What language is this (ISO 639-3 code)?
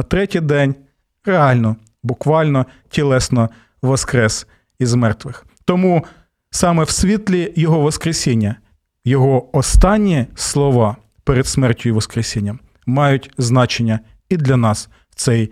ukr